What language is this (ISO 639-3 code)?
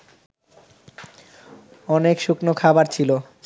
ben